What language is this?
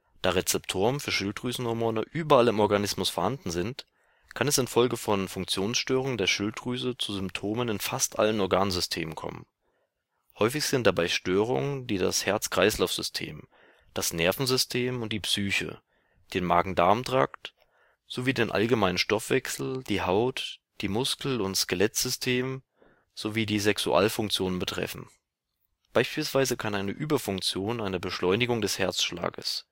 German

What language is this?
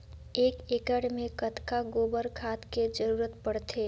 Chhattisgarhi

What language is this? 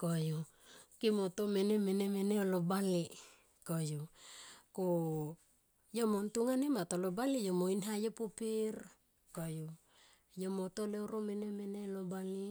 Tomoip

